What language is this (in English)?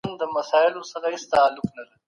Pashto